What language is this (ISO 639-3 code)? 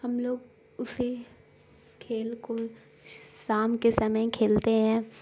urd